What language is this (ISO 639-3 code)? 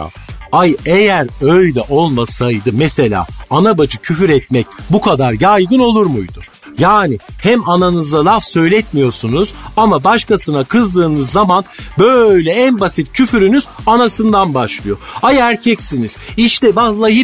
tur